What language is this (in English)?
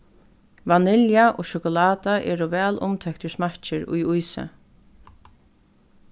Faroese